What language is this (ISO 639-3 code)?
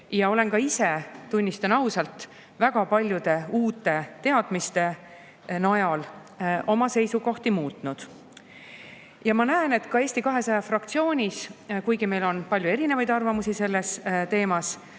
est